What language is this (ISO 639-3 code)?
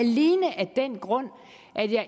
dan